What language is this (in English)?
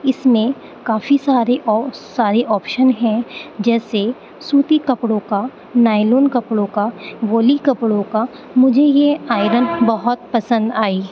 Urdu